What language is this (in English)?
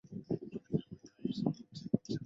Chinese